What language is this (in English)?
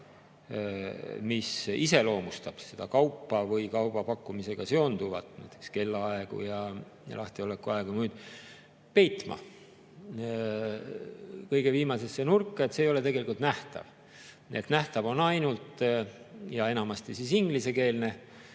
Estonian